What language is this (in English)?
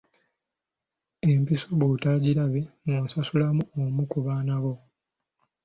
Ganda